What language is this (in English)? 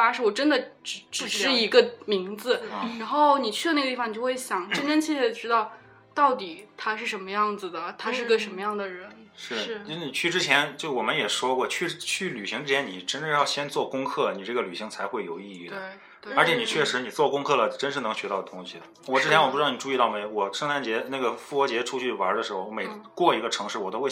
Chinese